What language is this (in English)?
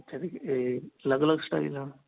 Punjabi